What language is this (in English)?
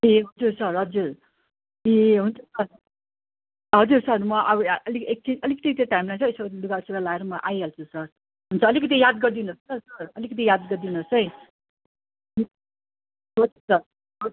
Nepali